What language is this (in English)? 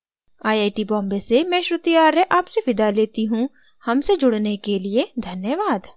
Hindi